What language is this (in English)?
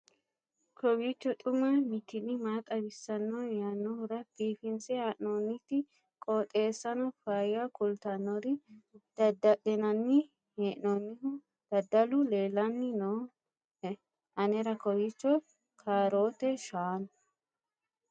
Sidamo